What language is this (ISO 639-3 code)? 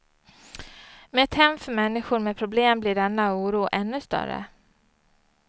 swe